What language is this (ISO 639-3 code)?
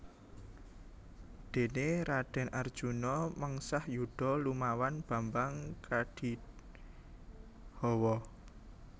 jav